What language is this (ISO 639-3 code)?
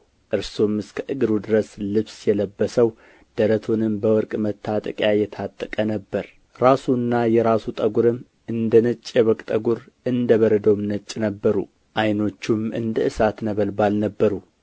amh